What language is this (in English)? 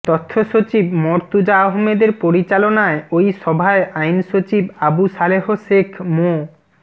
Bangla